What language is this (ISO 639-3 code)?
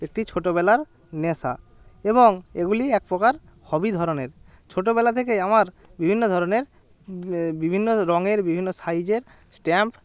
ben